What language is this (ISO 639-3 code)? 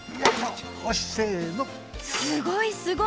jpn